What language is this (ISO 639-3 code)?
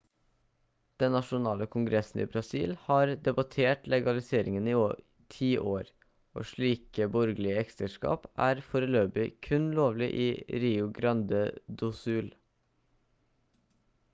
nob